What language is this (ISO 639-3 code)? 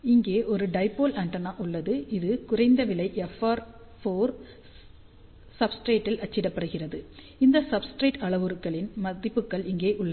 tam